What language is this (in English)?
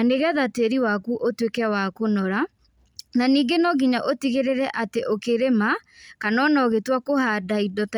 Kikuyu